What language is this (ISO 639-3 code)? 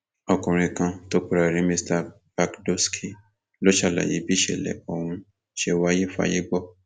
yor